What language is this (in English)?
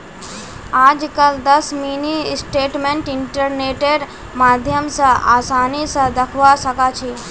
Magahi